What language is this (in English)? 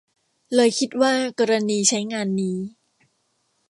Thai